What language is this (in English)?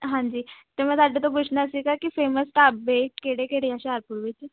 Punjabi